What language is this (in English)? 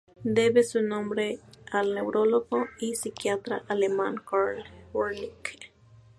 Spanish